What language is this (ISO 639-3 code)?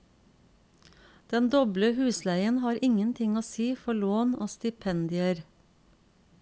nor